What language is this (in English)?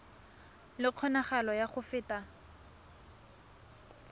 Tswana